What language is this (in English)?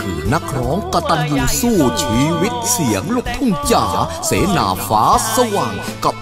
Thai